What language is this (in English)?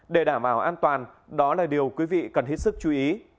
Vietnamese